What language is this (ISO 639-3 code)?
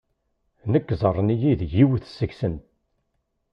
kab